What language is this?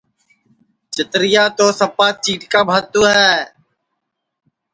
Sansi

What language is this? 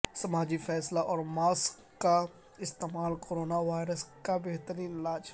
Urdu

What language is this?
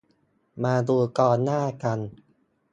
Thai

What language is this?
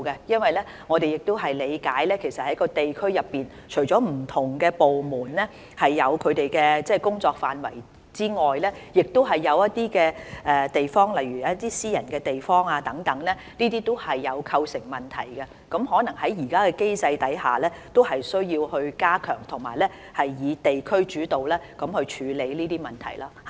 Cantonese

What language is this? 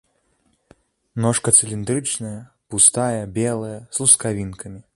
Belarusian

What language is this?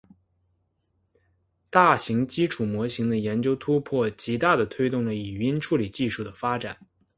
Chinese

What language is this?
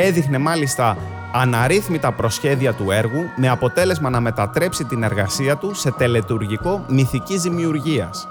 Greek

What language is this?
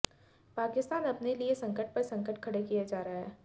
Hindi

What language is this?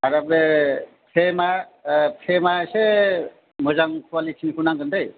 Bodo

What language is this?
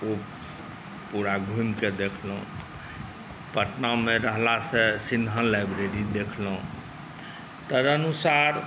Maithili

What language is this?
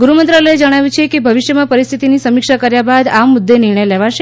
Gujarati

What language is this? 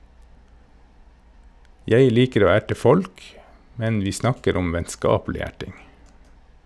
Norwegian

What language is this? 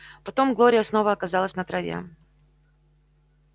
Russian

